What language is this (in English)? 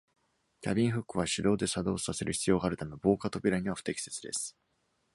Japanese